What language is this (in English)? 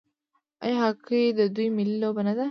Pashto